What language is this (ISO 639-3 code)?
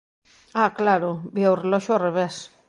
glg